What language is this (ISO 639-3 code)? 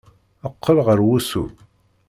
kab